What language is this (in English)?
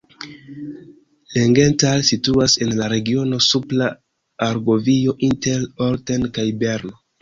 Esperanto